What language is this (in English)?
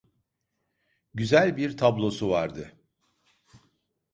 Turkish